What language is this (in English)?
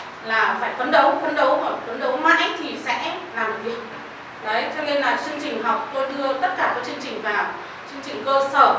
Vietnamese